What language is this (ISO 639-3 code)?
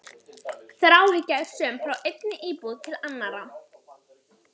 isl